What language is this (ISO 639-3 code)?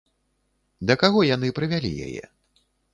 bel